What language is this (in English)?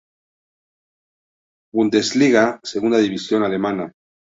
Spanish